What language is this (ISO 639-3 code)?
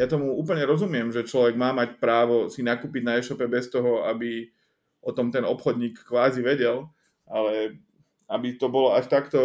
slk